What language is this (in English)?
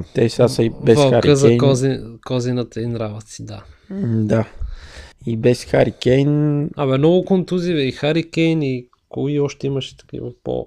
Bulgarian